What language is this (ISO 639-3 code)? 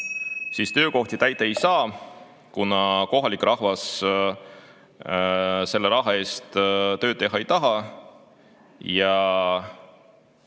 est